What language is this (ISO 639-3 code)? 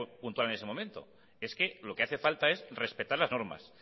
spa